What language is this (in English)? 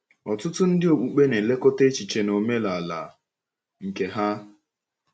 Igbo